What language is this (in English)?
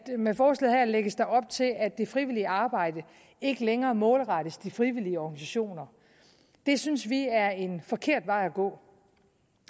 Danish